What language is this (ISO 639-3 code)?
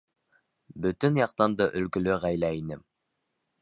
bak